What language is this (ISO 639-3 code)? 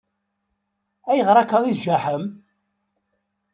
kab